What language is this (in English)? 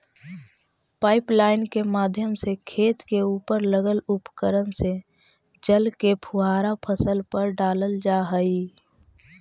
Magahi